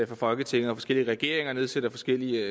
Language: Danish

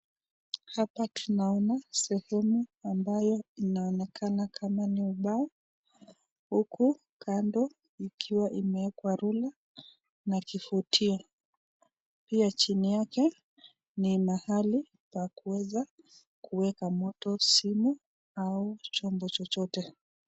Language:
Swahili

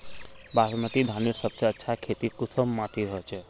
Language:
Magahi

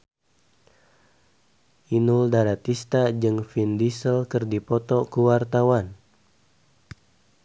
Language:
Sundanese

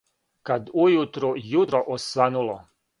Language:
Serbian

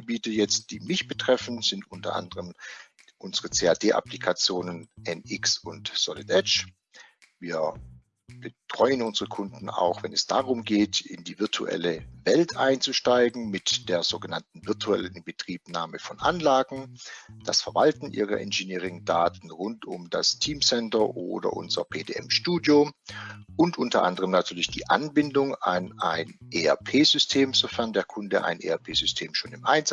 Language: German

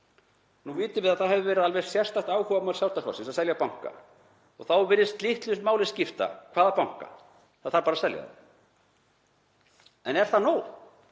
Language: Icelandic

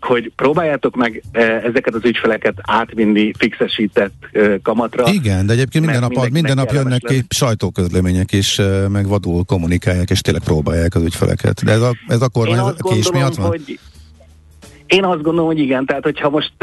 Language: Hungarian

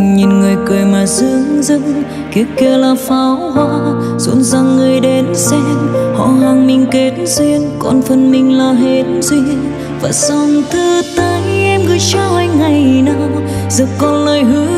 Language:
Vietnamese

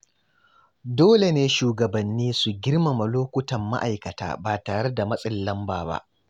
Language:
Hausa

